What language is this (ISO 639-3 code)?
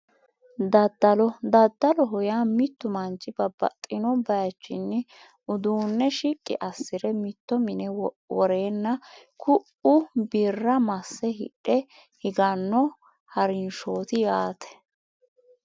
sid